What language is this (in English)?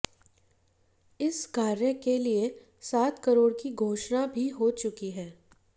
Hindi